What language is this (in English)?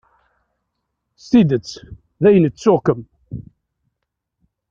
Kabyle